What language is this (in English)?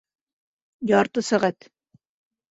Bashkir